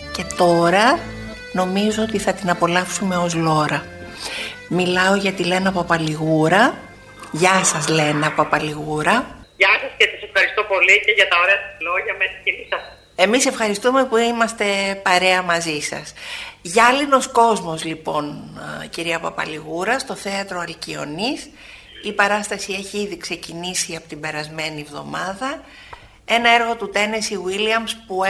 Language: Greek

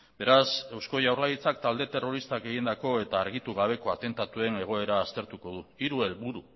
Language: Basque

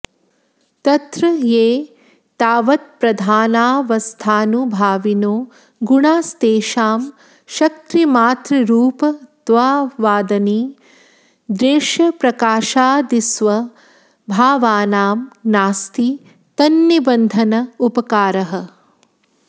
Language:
Sanskrit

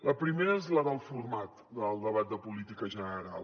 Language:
Catalan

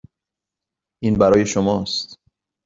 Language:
Persian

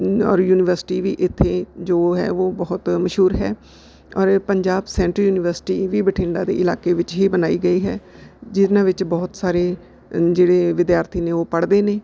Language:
Punjabi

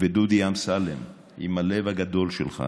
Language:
Hebrew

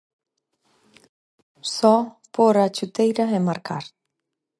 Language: Galician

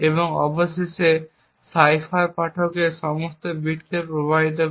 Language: Bangla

